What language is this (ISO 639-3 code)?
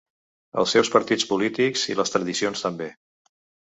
cat